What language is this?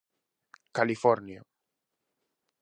Galician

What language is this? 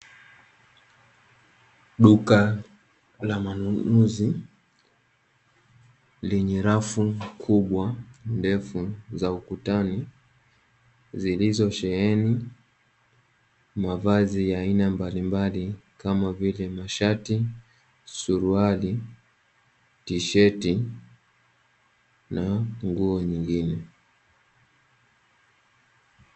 Swahili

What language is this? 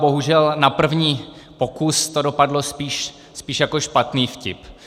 Czech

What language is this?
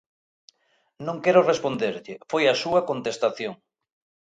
Galician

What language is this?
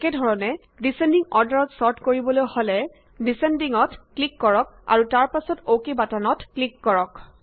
Assamese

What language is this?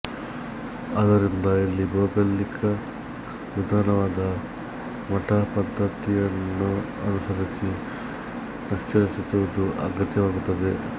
Kannada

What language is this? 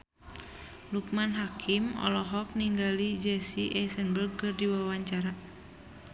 Sundanese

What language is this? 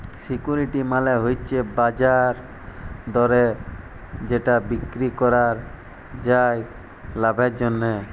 Bangla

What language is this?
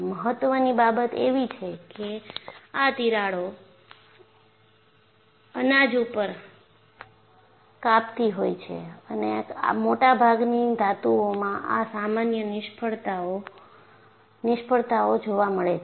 Gujarati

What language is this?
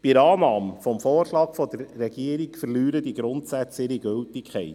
Swiss German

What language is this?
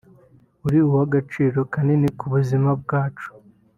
Kinyarwanda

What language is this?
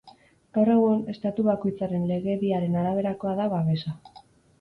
Basque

